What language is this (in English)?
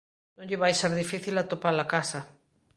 Galician